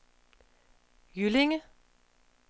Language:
Danish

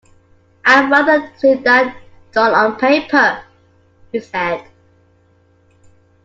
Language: English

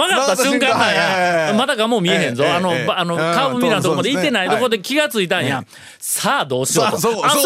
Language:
Japanese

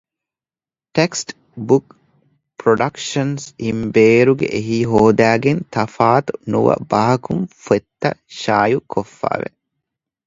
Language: Divehi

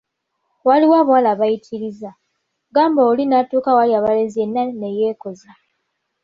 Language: Ganda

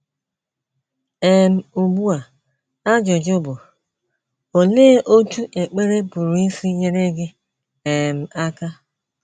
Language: Igbo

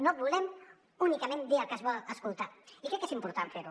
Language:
Catalan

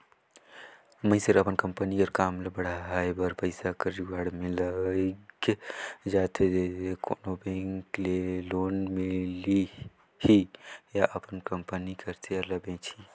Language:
Chhattisgarhi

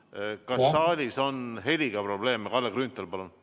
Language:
Estonian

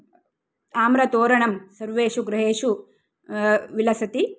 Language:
Sanskrit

